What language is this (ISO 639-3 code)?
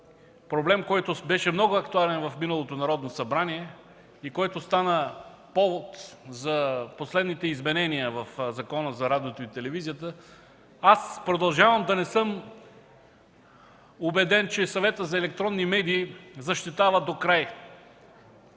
bul